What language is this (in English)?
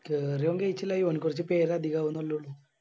Malayalam